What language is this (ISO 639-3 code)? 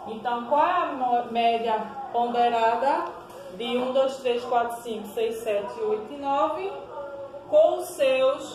por